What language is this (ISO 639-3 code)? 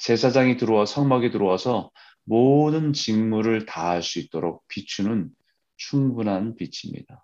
kor